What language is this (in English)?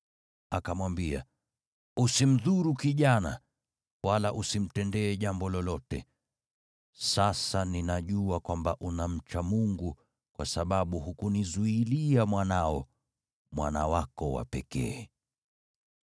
Swahili